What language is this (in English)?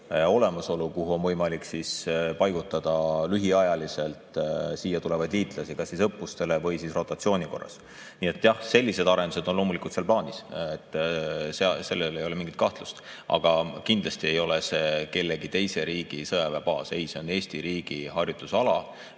Estonian